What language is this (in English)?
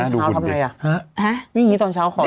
Thai